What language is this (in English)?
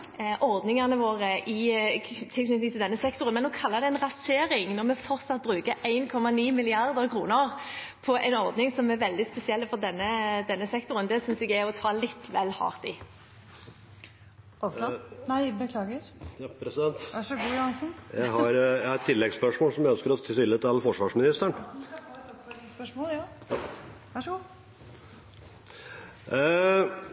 Norwegian Bokmål